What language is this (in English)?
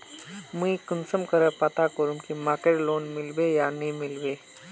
Magahi